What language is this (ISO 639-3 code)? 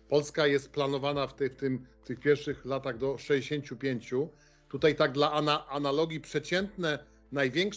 pol